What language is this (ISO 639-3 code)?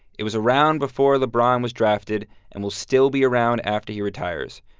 eng